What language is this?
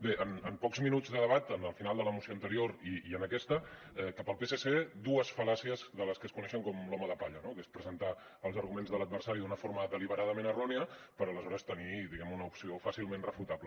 Catalan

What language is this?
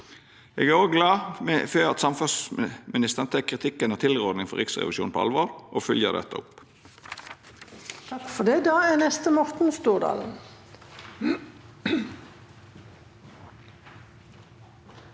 Norwegian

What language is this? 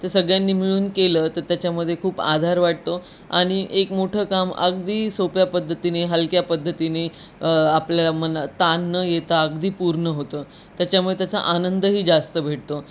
Marathi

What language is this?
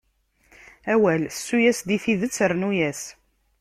Kabyle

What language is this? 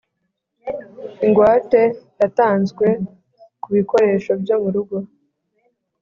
Kinyarwanda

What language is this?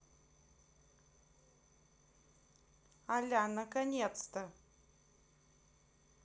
Russian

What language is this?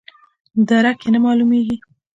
Pashto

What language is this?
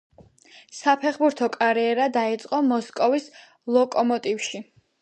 Georgian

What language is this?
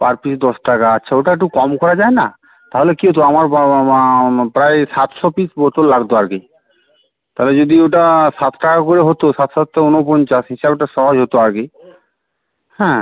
Bangla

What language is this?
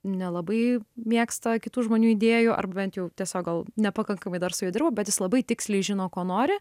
Lithuanian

